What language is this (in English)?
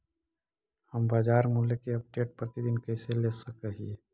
Magahi